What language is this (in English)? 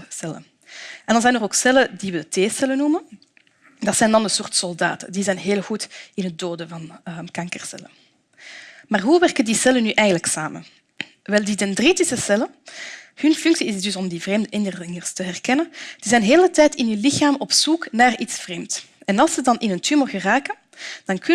Dutch